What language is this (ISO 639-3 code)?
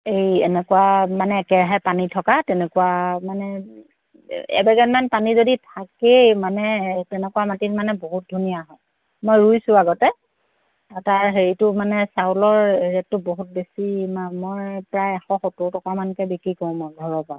asm